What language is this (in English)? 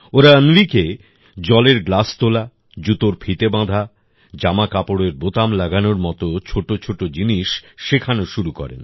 Bangla